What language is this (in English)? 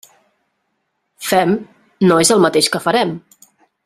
Catalan